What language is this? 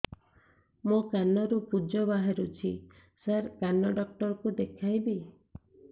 Odia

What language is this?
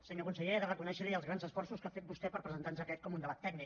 Catalan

